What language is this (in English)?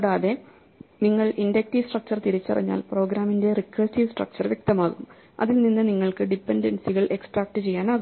Malayalam